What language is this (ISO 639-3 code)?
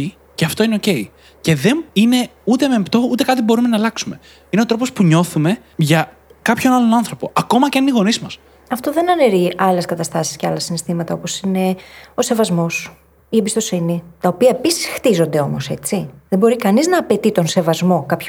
ell